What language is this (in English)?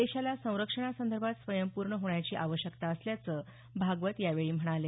Marathi